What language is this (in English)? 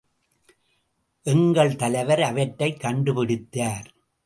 Tamil